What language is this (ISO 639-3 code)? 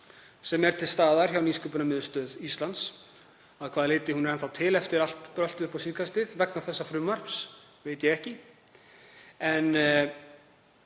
isl